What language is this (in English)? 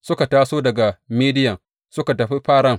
Hausa